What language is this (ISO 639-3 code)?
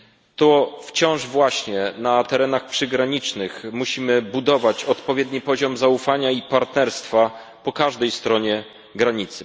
pol